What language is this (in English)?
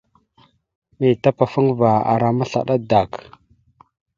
Mada (Cameroon)